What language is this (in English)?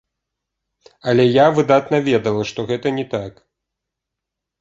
Belarusian